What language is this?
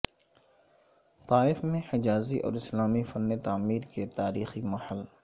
Urdu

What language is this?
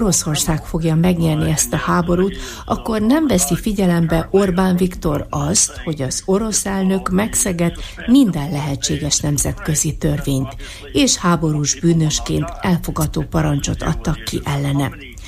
Hungarian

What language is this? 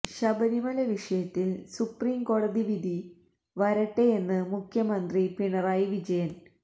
Malayalam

